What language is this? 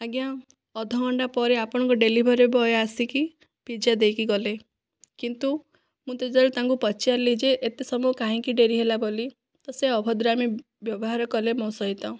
Odia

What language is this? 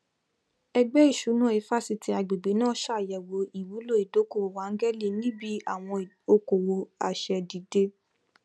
Yoruba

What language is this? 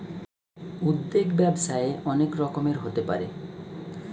Bangla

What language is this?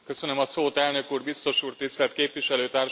Hungarian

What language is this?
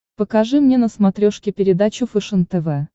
Russian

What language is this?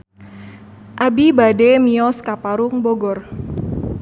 Sundanese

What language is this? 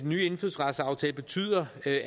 Danish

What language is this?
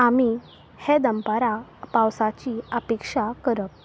Konkani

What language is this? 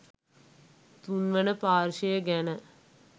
Sinhala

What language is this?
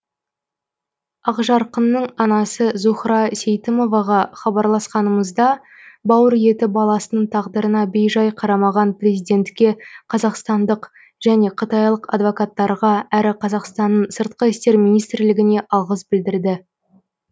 Kazakh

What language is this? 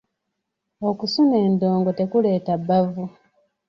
Ganda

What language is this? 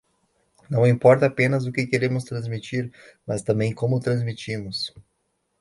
Portuguese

